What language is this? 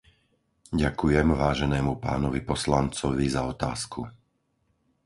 Slovak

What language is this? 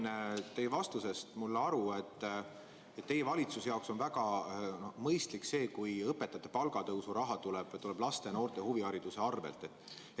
Estonian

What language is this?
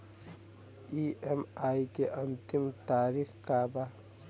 Bhojpuri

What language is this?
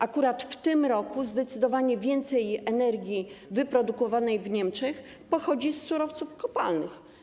Polish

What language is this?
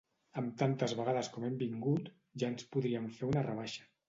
Catalan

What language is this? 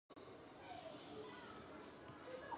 Chinese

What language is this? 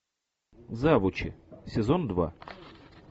Russian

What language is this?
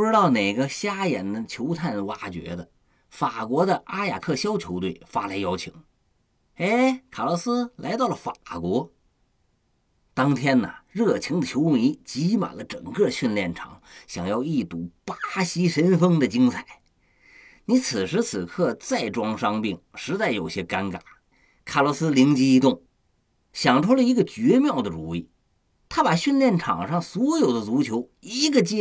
Chinese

